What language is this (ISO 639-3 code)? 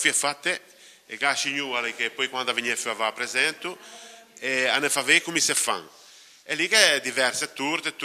ita